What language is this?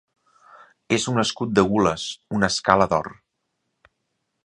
Catalan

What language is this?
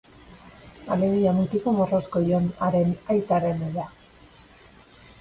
Basque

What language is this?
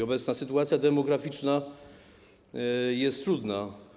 Polish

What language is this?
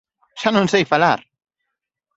Galician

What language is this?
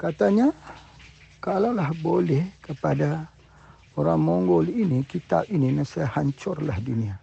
Malay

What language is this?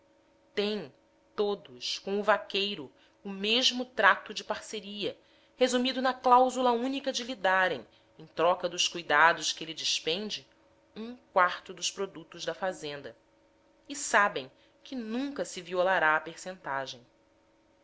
Portuguese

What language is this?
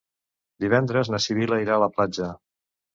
Catalan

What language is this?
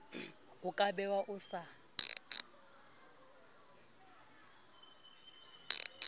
Southern Sotho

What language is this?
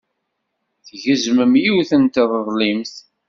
Kabyle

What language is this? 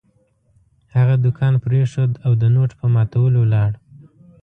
Pashto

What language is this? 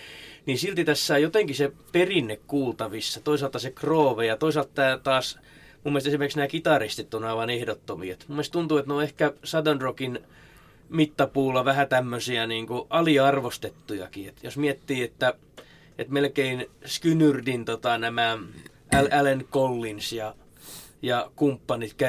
Finnish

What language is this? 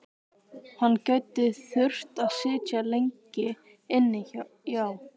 Icelandic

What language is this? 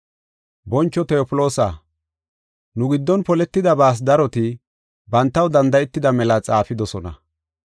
Gofa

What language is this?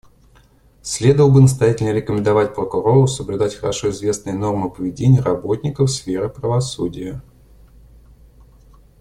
Russian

